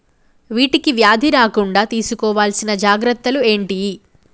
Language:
Telugu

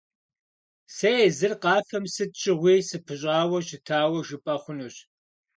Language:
Kabardian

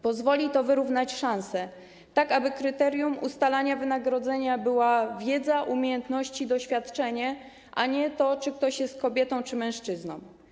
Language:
Polish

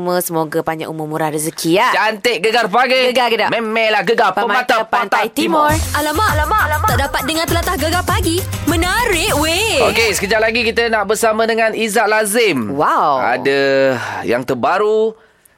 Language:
Malay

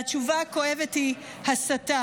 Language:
Hebrew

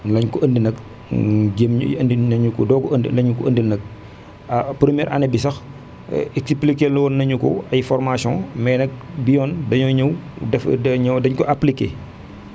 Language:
Wolof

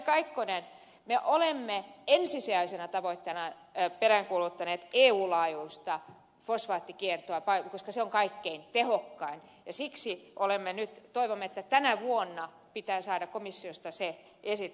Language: Finnish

